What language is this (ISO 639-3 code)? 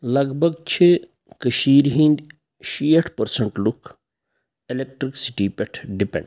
kas